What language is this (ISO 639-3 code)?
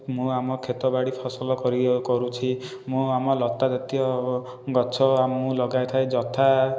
ori